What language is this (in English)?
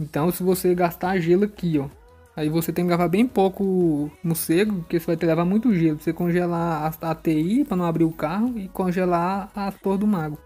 Portuguese